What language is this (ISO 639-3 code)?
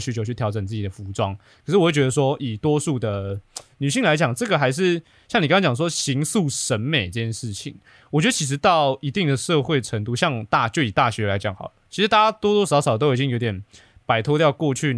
zho